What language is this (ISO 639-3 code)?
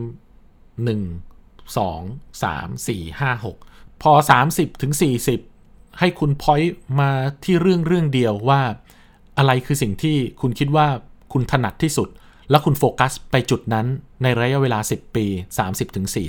tha